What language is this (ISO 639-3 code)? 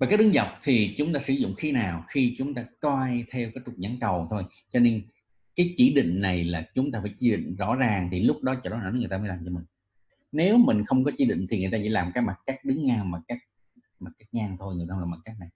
vie